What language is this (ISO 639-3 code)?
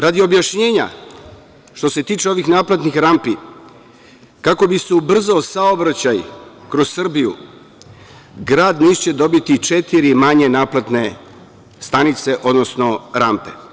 srp